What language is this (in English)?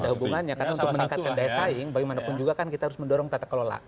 Indonesian